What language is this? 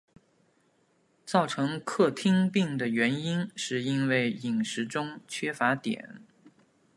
Chinese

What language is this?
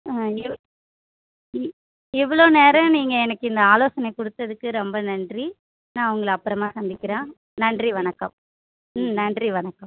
Tamil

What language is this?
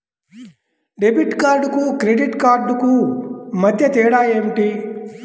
Telugu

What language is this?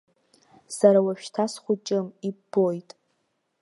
Abkhazian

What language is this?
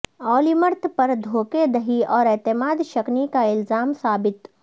Urdu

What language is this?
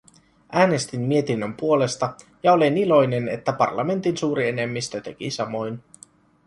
Finnish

